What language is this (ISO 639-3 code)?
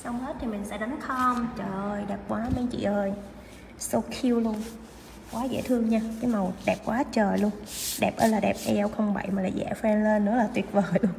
vie